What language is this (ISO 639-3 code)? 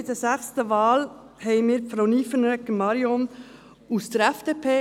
gsw